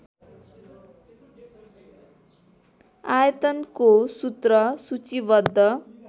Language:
Nepali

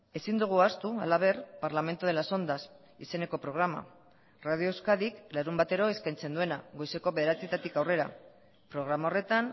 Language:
Basque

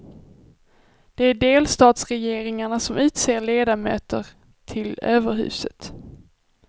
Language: Swedish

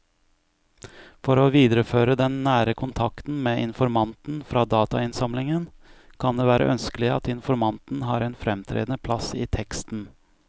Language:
Norwegian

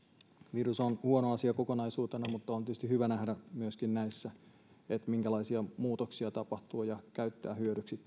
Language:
Finnish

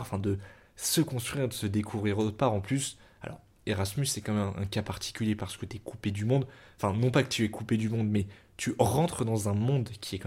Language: French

